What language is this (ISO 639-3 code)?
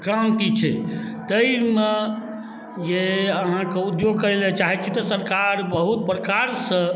mai